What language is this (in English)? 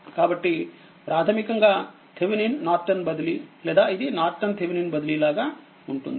Telugu